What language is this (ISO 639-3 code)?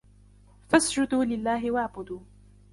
ara